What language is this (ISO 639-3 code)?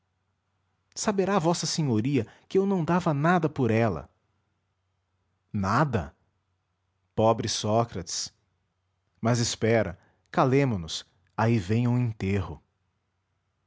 por